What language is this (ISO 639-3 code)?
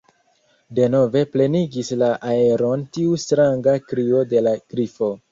epo